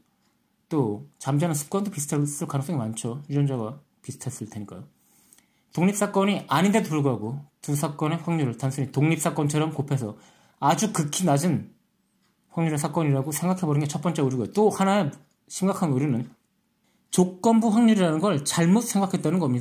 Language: Korean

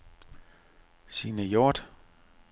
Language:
Danish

